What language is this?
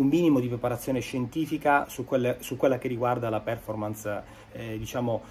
Italian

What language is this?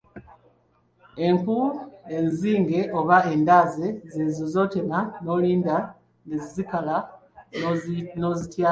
Ganda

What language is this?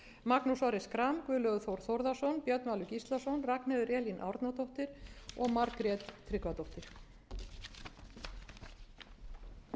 Icelandic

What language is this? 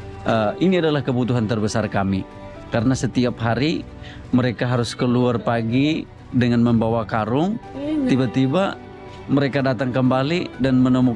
Indonesian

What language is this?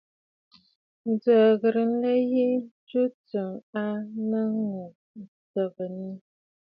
Bafut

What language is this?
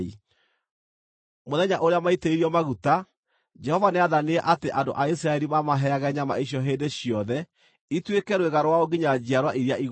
Kikuyu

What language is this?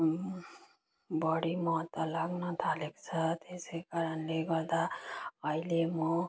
Nepali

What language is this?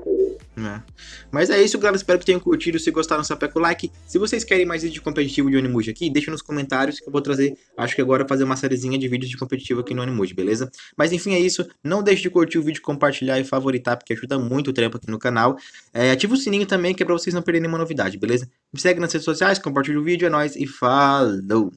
Portuguese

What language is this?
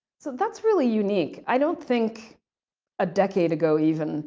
English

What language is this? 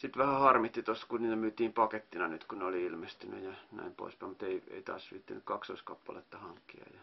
Finnish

